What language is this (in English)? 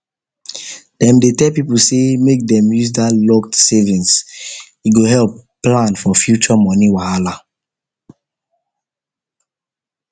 Nigerian Pidgin